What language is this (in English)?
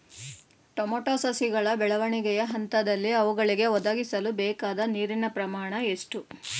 Kannada